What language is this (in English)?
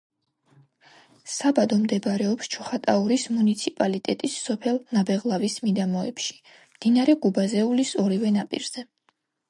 Georgian